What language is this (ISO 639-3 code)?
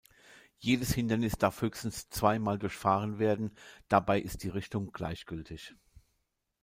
deu